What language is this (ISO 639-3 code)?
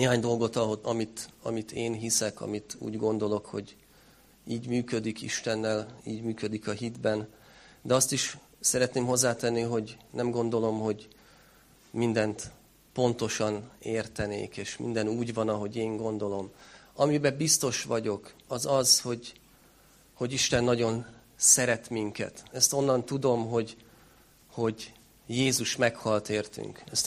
hun